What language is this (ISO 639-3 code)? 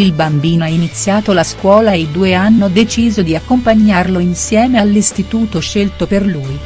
ita